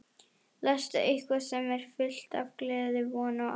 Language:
Icelandic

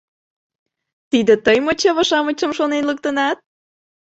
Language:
Mari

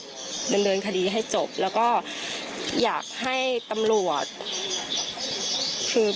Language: Thai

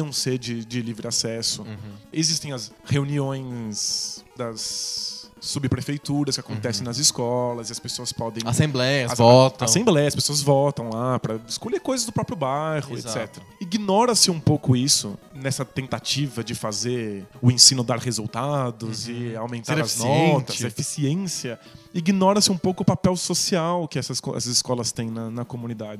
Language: Portuguese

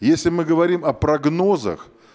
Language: Russian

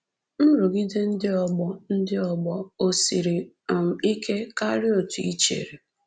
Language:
Igbo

